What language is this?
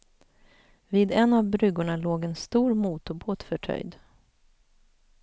Swedish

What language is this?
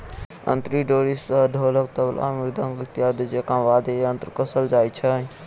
Maithili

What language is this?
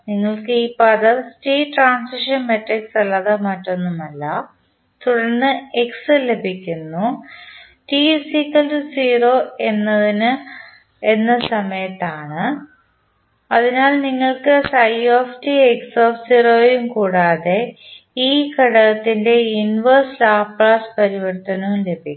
Malayalam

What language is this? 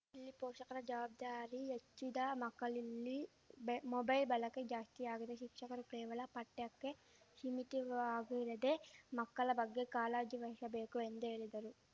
Kannada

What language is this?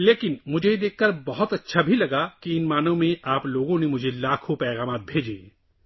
Urdu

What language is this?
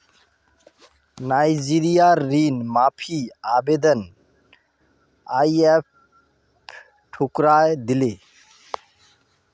Magahi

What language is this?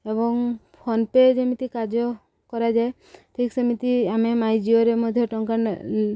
Odia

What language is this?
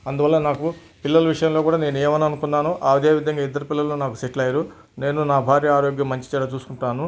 Telugu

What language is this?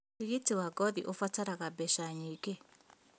Kikuyu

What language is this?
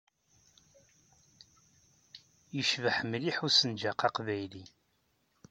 Kabyle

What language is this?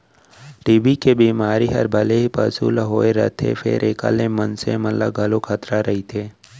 Chhattisgarhi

